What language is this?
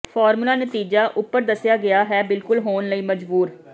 Punjabi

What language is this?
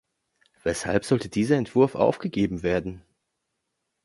German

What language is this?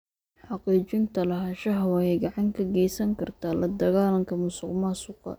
Somali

